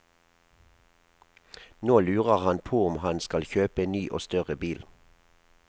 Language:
Norwegian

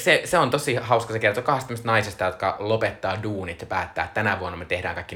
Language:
Finnish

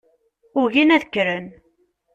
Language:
Kabyle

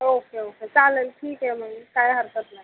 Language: Marathi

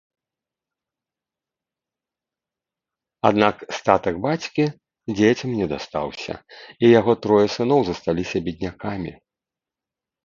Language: Belarusian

